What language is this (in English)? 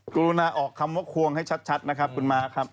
Thai